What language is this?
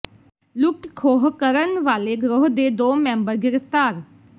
Punjabi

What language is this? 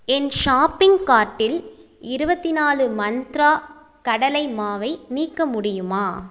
Tamil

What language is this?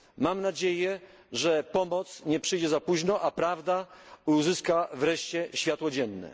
Polish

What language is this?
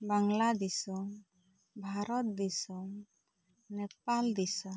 Santali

